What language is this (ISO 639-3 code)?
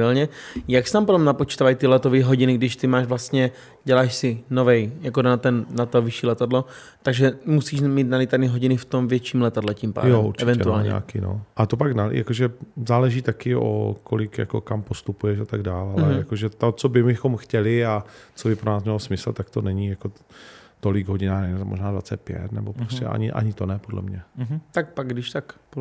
ces